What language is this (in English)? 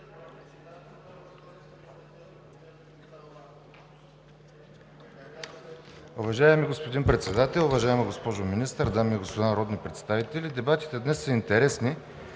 Bulgarian